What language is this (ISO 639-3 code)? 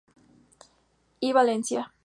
spa